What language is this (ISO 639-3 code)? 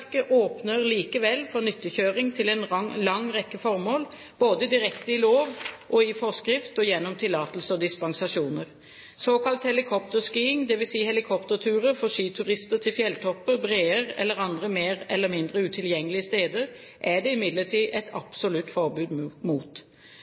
nob